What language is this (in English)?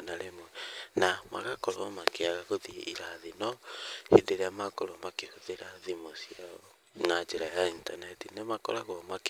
Kikuyu